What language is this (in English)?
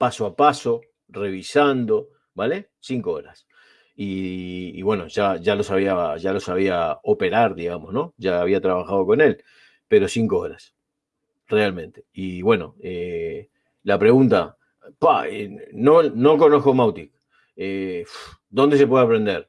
Spanish